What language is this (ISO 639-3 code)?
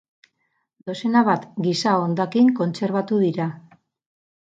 eus